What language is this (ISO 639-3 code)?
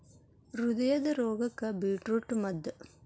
kan